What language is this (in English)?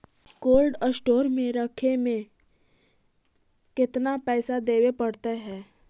Magahi